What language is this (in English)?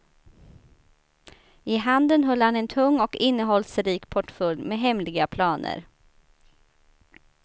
Swedish